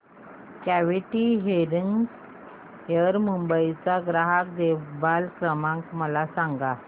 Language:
Marathi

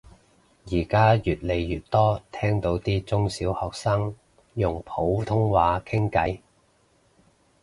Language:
Cantonese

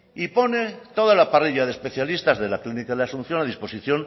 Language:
Spanish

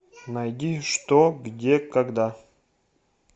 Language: Russian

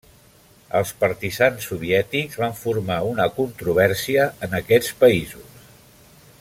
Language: Catalan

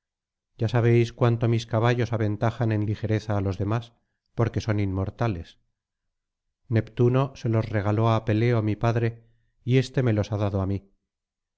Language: Spanish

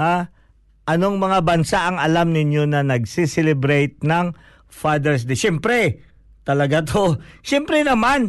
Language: Filipino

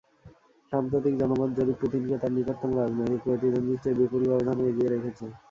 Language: Bangla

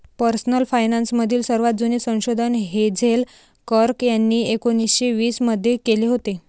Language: Marathi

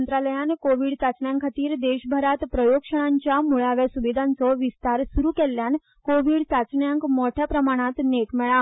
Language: Konkani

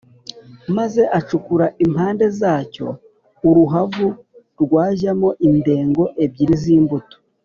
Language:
Kinyarwanda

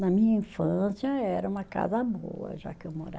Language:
Portuguese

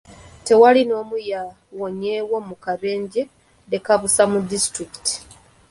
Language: Ganda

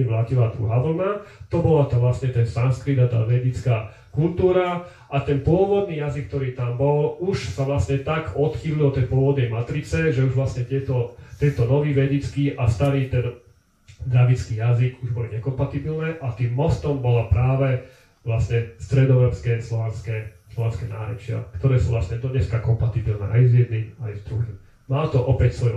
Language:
Slovak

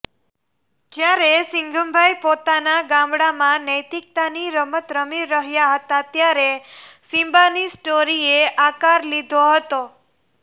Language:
Gujarati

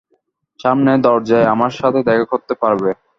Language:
Bangla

